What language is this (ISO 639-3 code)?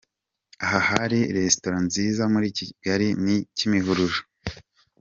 kin